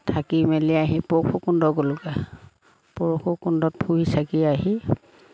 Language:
Assamese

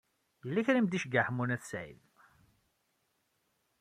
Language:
Kabyle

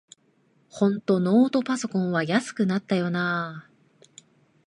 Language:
Japanese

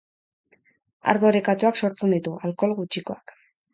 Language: Basque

